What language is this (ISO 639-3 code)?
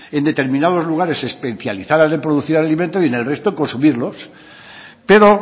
spa